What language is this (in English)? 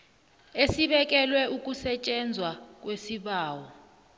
South Ndebele